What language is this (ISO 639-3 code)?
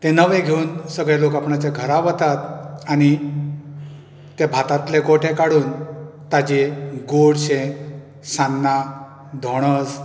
kok